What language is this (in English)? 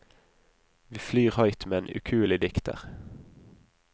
Norwegian